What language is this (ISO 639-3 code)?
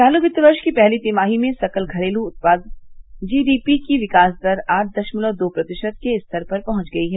hin